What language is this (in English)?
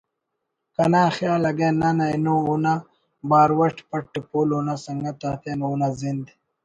Brahui